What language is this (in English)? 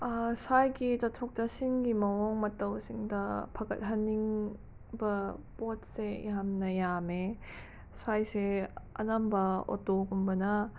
Manipuri